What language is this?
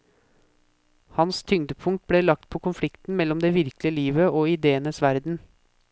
Norwegian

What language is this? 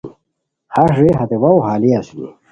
Khowar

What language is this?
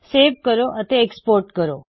Punjabi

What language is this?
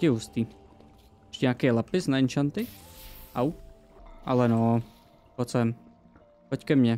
Czech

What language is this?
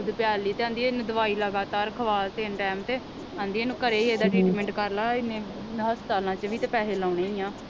Punjabi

